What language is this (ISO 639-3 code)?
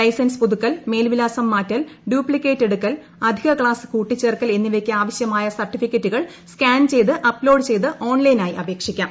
mal